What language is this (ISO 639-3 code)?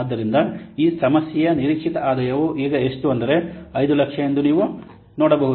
kan